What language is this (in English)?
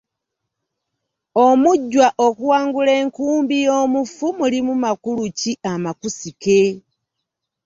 Ganda